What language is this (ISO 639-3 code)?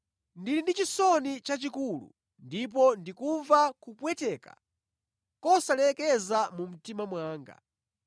nya